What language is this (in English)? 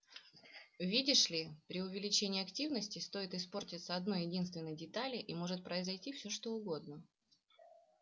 Russian